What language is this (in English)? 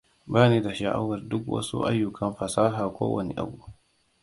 Hausa